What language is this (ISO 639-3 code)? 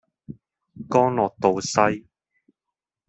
yue